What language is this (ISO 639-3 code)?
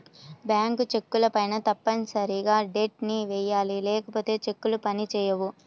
tel